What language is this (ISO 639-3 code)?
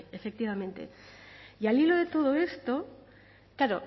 spa